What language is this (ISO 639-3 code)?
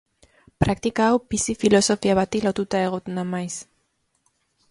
eus